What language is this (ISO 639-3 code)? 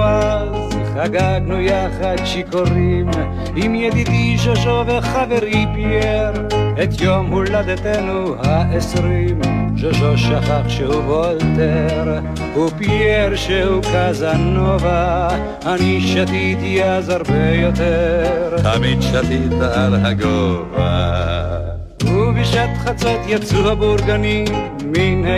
heb